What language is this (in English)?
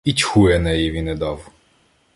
Ukrainian